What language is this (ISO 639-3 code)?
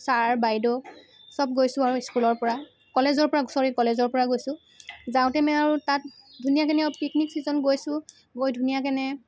asm